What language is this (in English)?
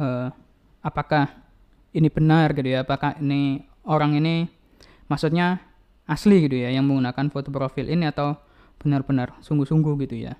Indonesian